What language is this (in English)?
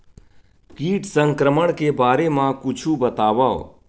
Chhattisgarhi